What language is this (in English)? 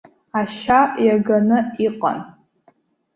Abkhazian